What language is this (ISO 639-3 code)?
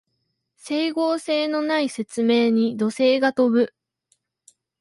jpn